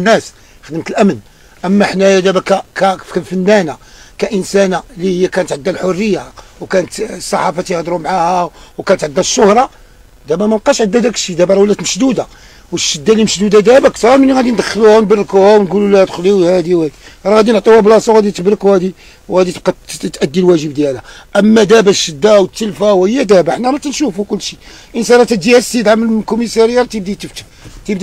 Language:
Arabic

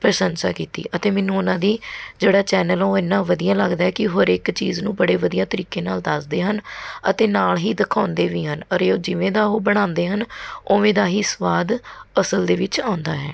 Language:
Punjabi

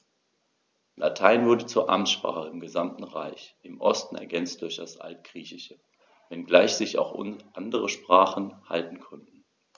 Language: German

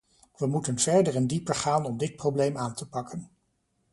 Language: Dutch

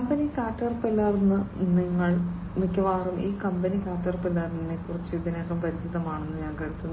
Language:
Malayalam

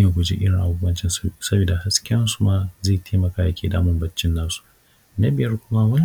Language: Hausa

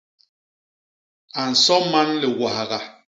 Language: Basaa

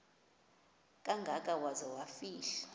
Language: Xhosa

